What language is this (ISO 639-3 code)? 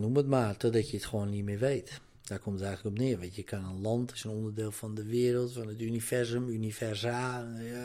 nld